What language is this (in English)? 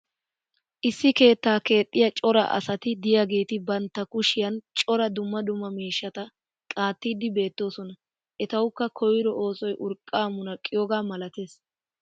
Wolaytta